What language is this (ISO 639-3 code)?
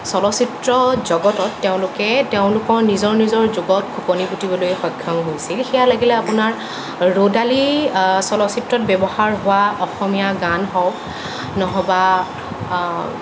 asm